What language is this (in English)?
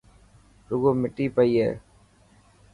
Dhatki